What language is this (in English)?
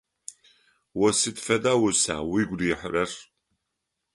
Adyghe